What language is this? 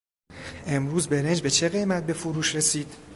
Persian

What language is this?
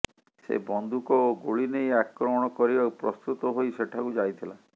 Odia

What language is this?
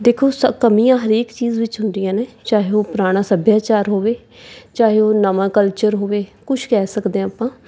Punjabi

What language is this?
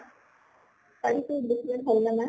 Assamese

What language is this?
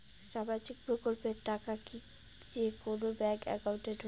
Bangla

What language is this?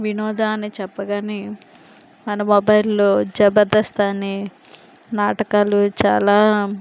Telugu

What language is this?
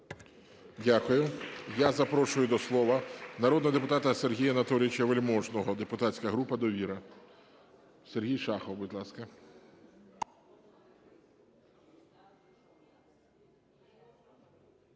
Ukrainian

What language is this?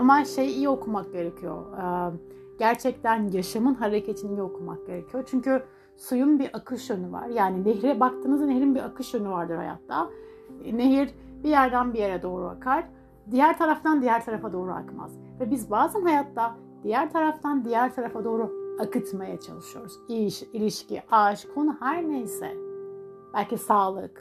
Turkish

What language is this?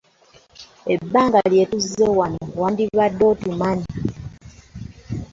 Ganda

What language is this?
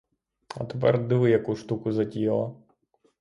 Ukrainian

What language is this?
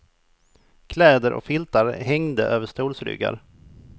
Swedish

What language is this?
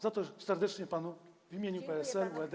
Polish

